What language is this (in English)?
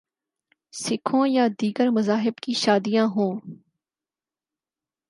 Urdu